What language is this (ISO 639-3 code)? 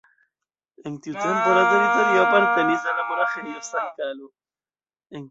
epo